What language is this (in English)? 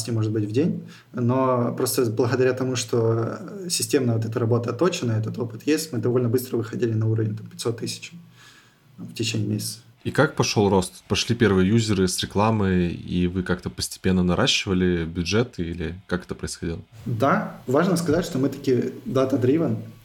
Russian